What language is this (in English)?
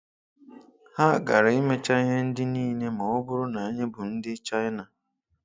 Igbo